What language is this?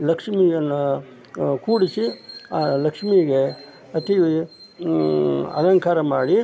Kannada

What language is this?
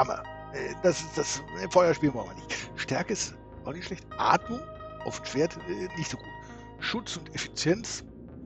German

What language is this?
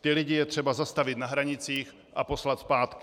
Czech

